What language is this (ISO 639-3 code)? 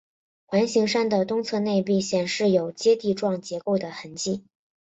zho